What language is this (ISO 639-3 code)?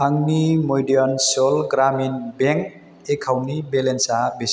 brx